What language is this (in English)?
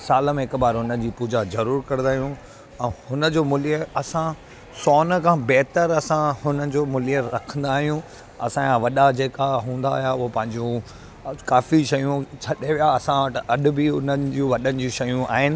Sindhi